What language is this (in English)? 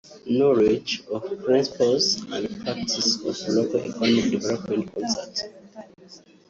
Kinyarwanda